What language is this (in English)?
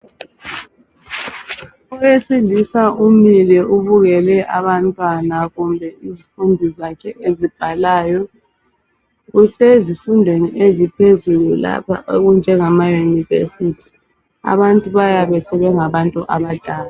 North Ndebele